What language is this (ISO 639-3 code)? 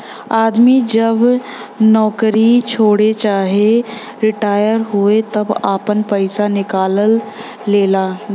bho